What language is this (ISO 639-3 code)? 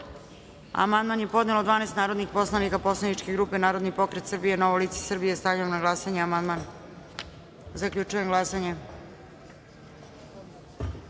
srp